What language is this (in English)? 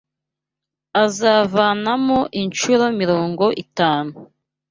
Kinyarwanda